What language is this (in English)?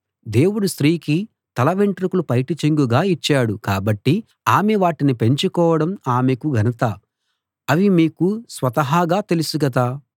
Telugu